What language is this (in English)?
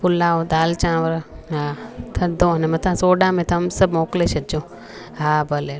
Sindhi